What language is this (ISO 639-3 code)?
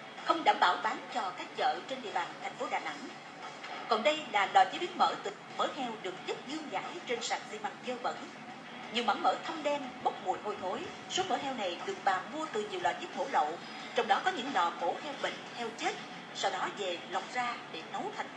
vie